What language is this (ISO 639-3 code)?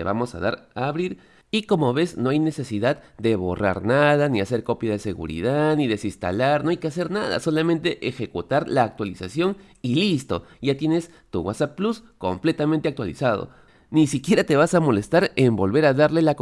spa